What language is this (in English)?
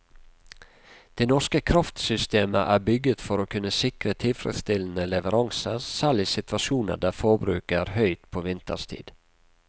Norwegian